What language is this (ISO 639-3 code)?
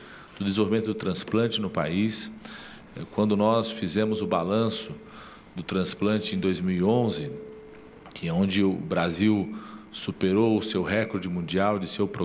por